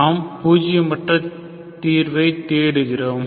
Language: Tamil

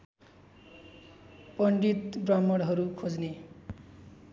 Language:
Nepali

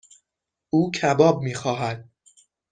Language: Persian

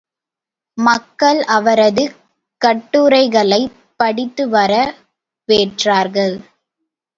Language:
Tamil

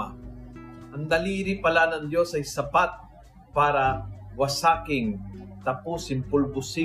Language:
Filipino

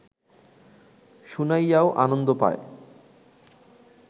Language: Bangla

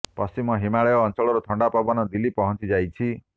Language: Odia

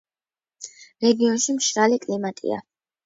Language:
Georgian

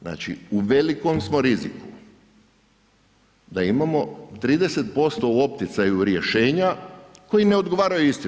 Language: Croatian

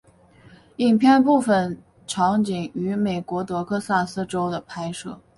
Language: Chinese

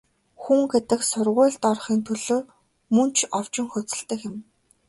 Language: Mongolian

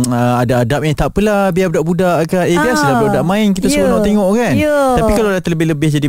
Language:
Malay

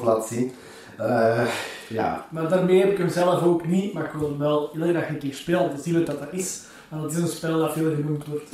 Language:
Dutch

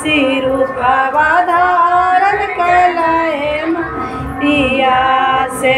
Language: Hindi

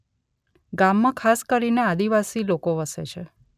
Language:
Gujarati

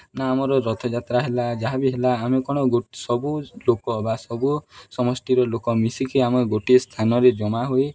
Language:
Odia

